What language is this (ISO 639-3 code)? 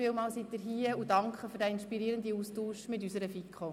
gsw